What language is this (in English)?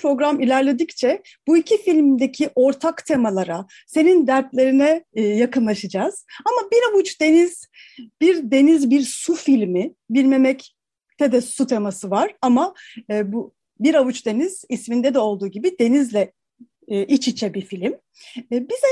Turkish